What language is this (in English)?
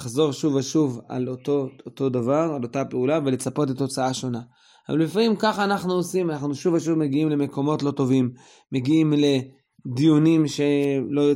Hebrew